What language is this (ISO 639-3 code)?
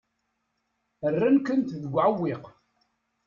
kab